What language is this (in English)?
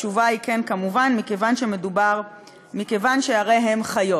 Hebrew